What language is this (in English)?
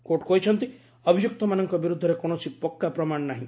Odia